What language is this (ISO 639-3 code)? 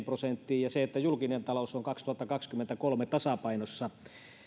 fin